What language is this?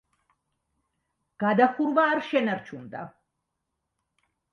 Georgian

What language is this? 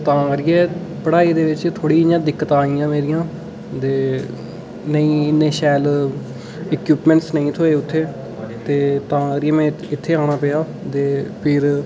Dogri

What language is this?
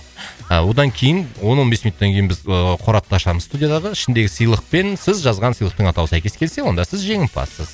Kazakh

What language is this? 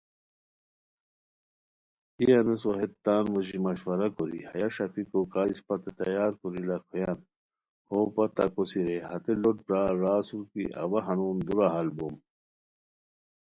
Khowar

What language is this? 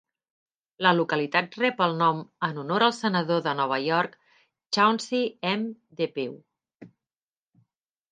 Catalan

